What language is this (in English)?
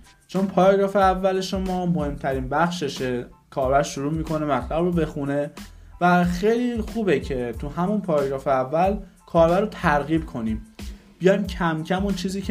Persian